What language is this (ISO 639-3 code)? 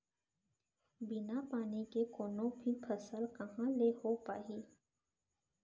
hne